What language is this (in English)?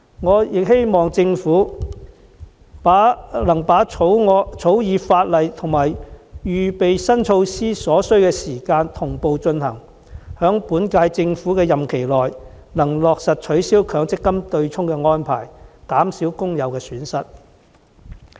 Cantonese